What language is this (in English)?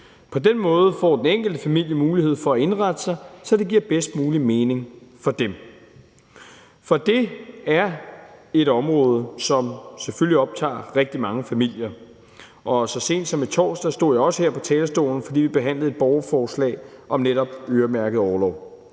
Danish